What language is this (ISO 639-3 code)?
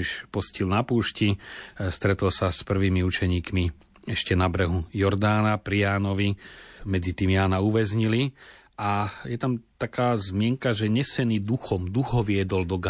slk